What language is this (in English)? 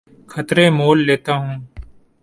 Urdu